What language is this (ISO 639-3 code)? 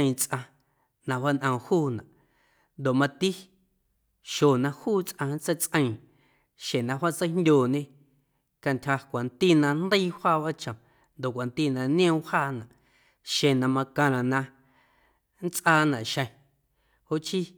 amu